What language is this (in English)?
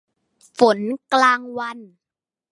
Thai